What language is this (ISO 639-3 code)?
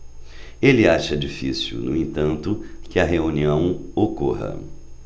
por